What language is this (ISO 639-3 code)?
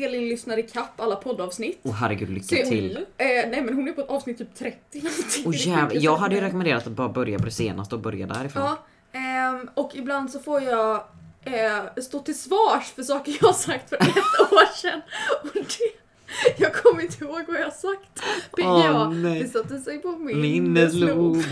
swe